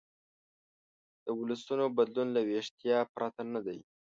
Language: Pashto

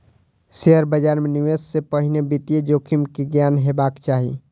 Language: Maithili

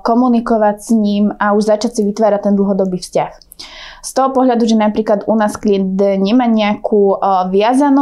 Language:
Slovak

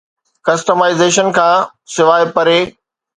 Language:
Sindhi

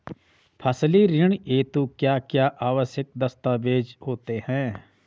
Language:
Hindi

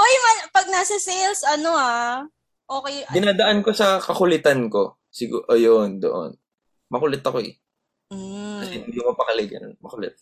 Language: Filipino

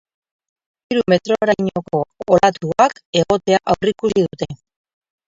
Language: Basque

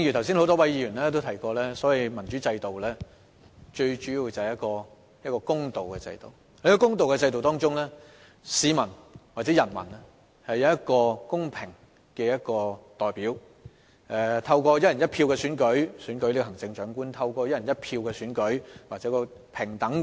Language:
Cantonese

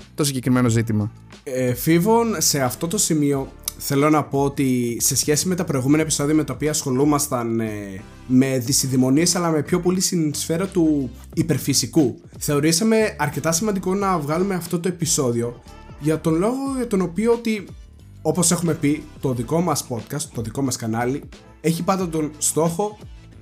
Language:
Greek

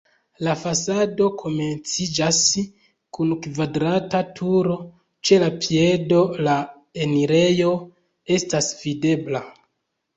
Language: Esperanto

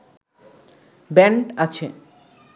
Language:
Bangla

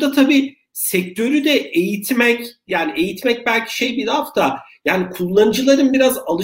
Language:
Turkish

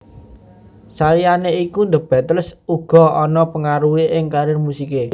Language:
Javanese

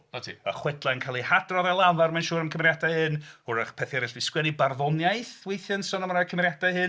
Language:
Welsh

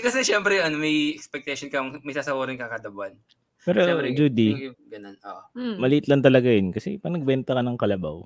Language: Filipino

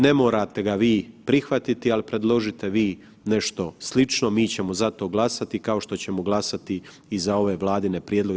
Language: Croatian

